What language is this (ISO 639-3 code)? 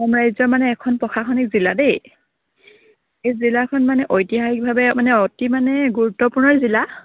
asm